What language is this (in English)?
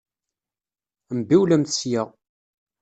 Kabyle